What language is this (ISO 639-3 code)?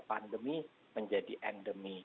ind